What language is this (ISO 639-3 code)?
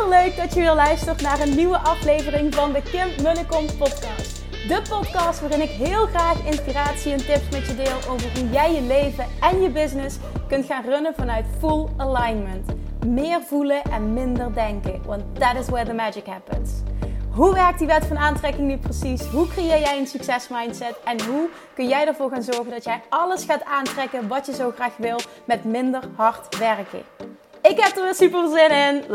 nld